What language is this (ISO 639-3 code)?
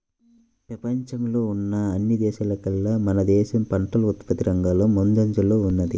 tel